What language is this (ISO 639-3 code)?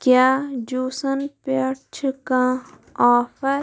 kas